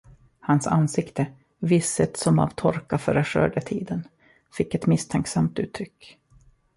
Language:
Swedish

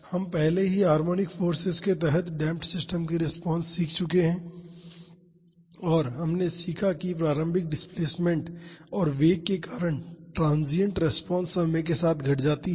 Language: Hindi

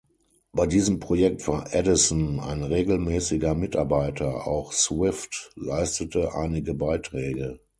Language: German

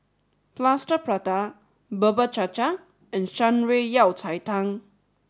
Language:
English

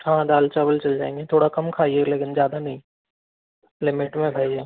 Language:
Hindi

